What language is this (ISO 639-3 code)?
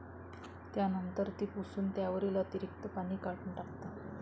mar